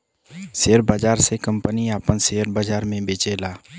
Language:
Bhojpuri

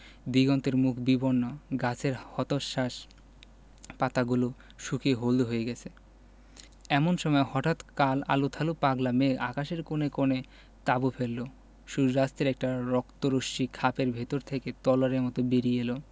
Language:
Bangla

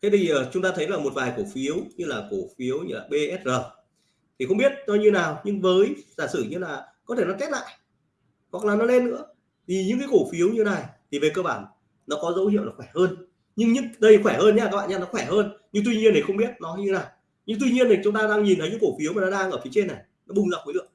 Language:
Vietnamese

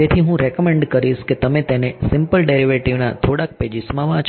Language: Gujarati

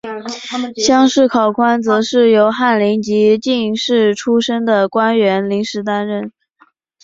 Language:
Chinese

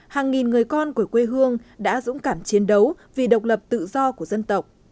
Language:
Vietnamese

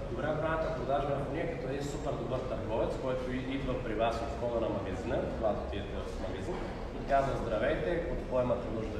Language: Bulgarian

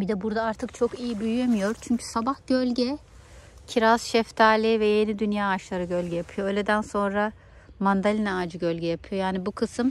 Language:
Turkish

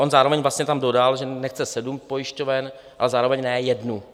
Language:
Czech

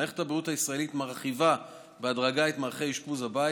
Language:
Hebrew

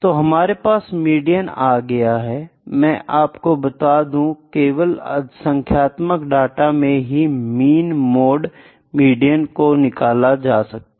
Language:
Hindi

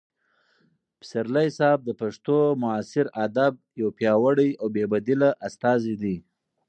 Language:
Pashto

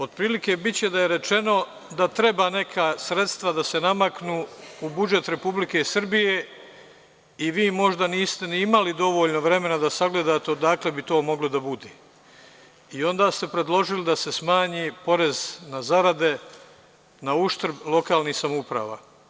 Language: Serbian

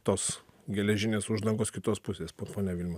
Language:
Lithuanian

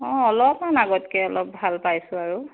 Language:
Assamese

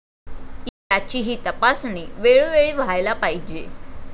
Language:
Marathi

